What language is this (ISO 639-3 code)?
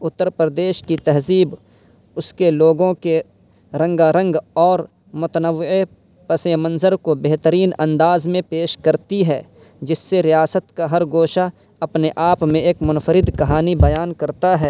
urd